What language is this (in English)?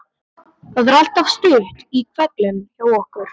Icelandic